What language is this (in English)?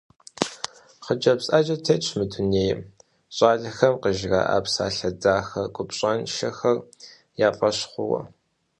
Kabardian